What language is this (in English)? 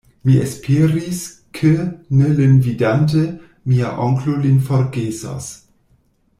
Esperanto